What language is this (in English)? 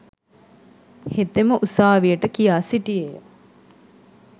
Sinhala